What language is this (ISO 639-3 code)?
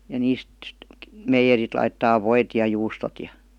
fin